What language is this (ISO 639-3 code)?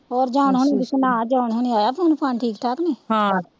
pan